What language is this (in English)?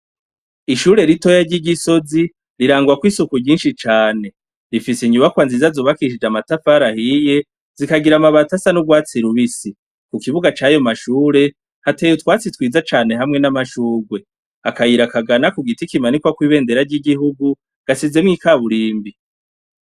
Rundi